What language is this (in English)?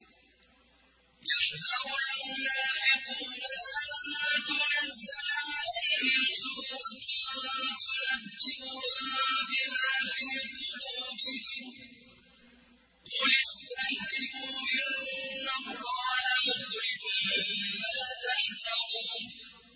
Arabic